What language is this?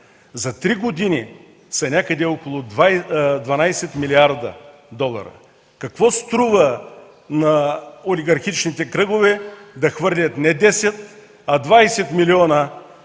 Bulgarian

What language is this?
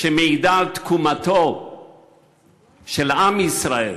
Hebrew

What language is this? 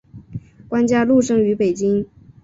Chinese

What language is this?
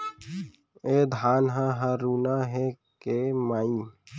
Chhattisgarhi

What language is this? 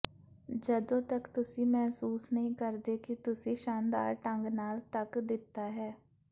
Punjabi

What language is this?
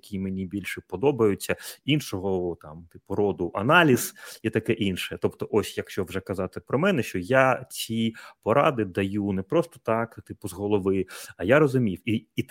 Ukrainian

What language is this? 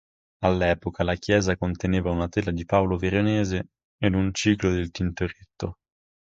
Italian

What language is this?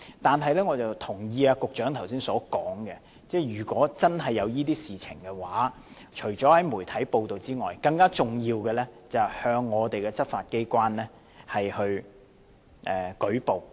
Cantonese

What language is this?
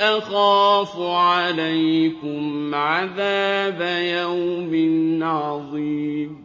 Arabic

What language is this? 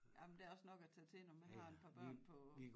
Danish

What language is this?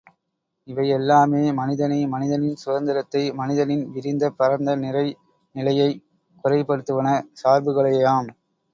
Tamil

